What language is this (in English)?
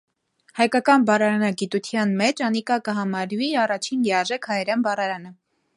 Armenian